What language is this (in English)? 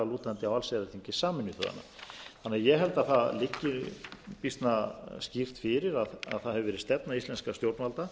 Icelandic